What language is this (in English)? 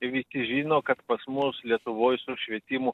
Lithuanian